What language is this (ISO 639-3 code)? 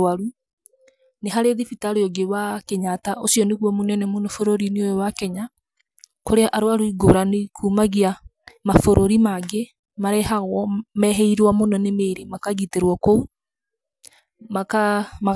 kik